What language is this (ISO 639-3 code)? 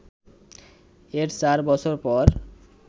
ben